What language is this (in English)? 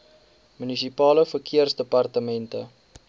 Afrikaans